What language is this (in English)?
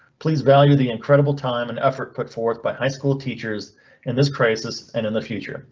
English